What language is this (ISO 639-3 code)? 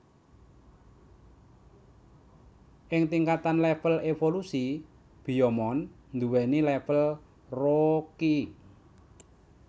jav